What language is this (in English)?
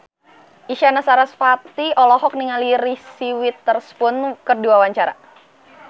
Sundanese